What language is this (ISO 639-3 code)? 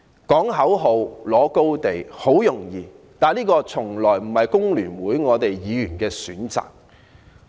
yue